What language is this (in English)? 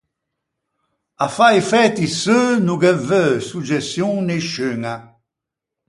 Ligurian